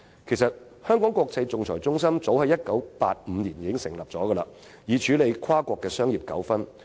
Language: Cantonese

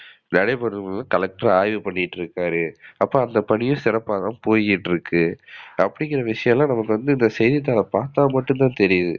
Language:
Tamil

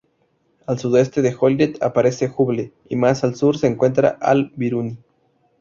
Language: Spanish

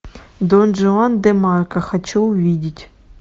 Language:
Russian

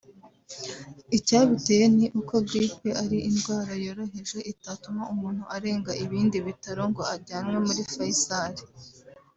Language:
Kinyarwanda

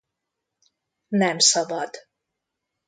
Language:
Hungarian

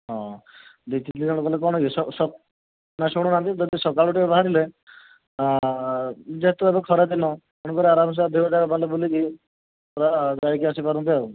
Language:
Odia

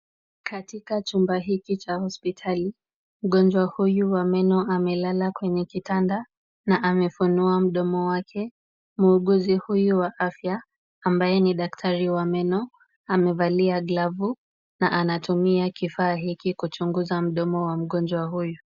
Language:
Swahili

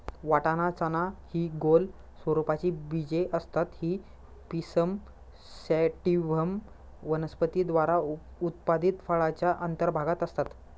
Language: Marathi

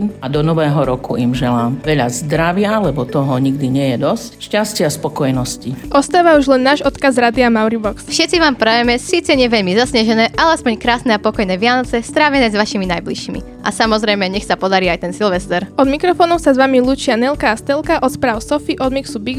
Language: Slovak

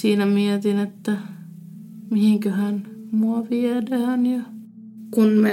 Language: Finnish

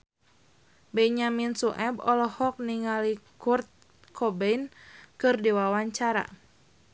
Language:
Sundanese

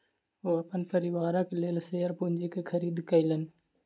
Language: Maithili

